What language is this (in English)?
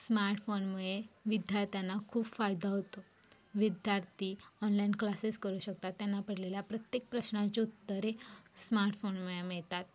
Marathi